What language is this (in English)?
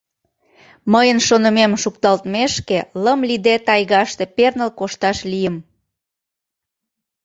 Mari